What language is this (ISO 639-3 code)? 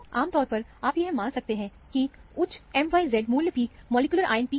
hin